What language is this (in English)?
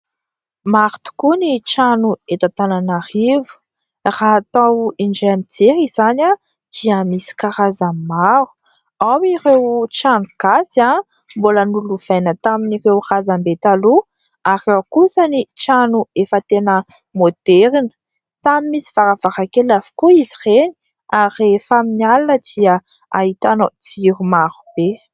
Malagasy